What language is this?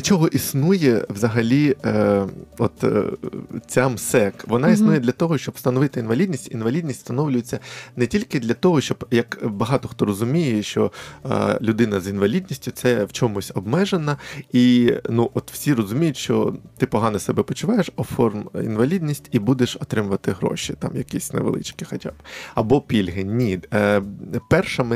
Ukrainian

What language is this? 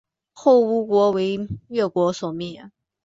Chinese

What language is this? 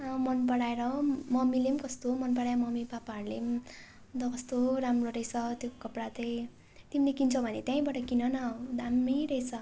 Nepali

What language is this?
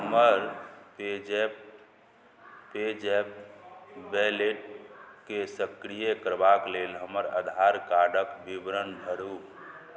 Maithili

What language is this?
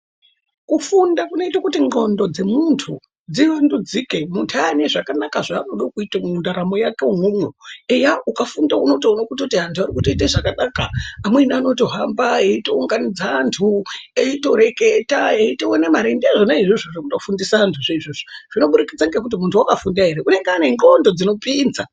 Ndau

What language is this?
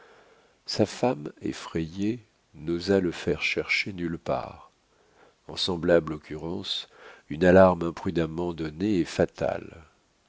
French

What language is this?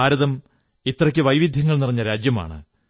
Malayalam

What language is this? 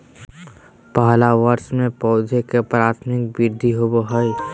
Magahi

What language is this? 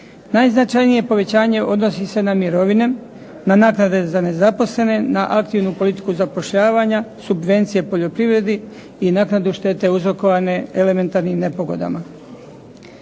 Croatian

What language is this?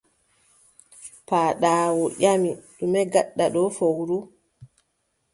Adamawa Fulfulde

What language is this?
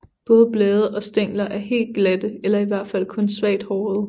Danish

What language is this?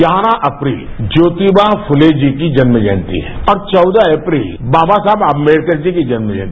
Hindi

